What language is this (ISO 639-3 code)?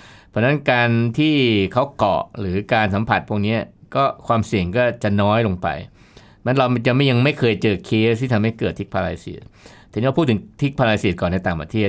tha